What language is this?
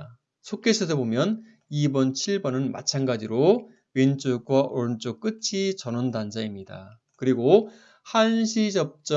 Korean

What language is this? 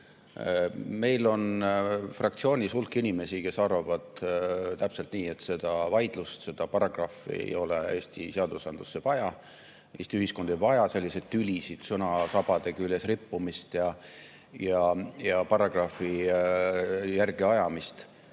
Estonian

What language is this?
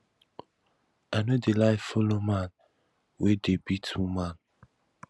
Nigerian Pidgin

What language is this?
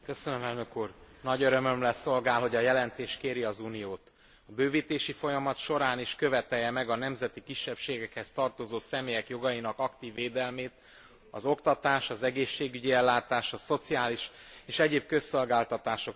Hungarian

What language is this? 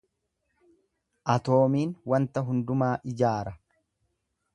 Oromo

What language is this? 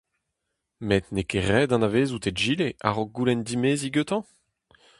Breton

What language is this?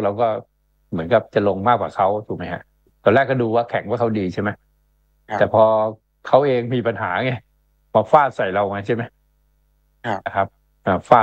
Thai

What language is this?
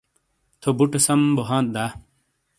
Shina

